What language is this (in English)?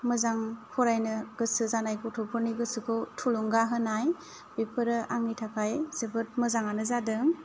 Bodo